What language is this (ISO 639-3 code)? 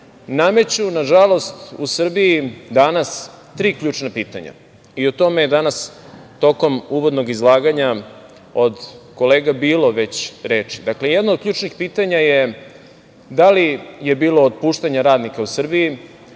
srp